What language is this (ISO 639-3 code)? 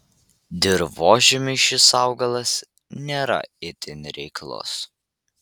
lit